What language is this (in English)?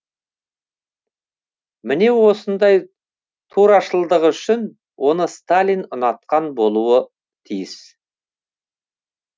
Kazakh